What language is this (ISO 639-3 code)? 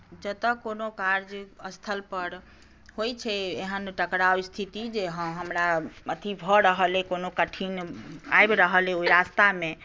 mai